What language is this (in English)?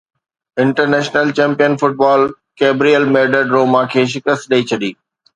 Sindhi